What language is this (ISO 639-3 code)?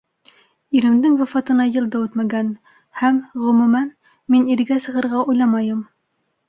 bak